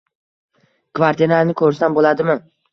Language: Uzbek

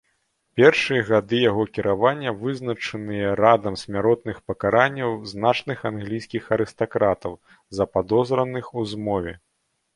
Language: Belarusian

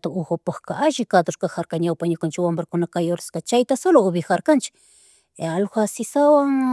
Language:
Chimborazo Highland Quichua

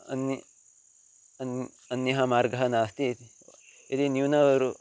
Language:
Sanskrit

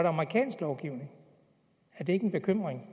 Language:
Danish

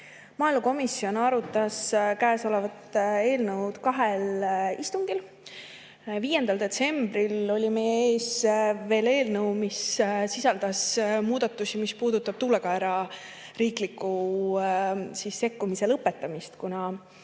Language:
Estonian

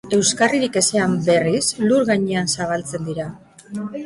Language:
Basque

